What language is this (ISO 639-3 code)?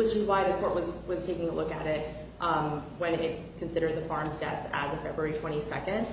eng